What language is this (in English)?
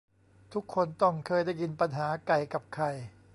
Thai